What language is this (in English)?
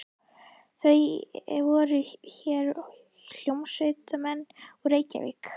Icelandic